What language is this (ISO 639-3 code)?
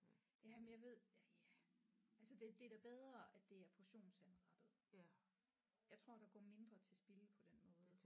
dan